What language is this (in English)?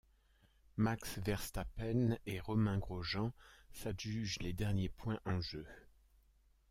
French